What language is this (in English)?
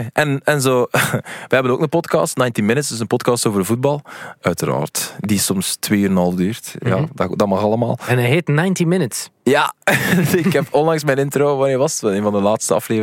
Dutch